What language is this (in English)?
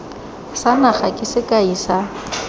Tswana